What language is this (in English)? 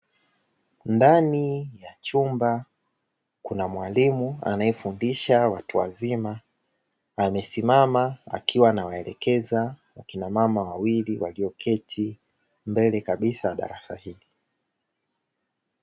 Swahili